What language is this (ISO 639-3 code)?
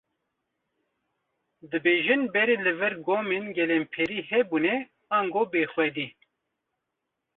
kur